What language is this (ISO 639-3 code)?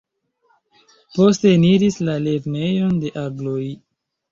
epo